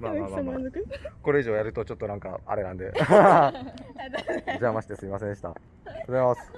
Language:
Japanese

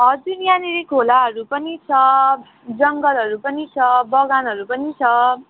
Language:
Nepali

